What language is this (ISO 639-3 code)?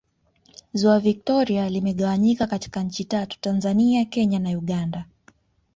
swa